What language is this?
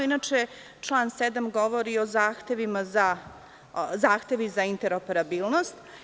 Serbian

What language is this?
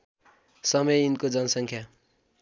Nepali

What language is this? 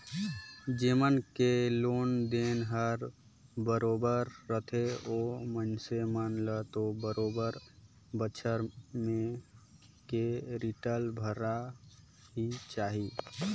Chhattisgarhi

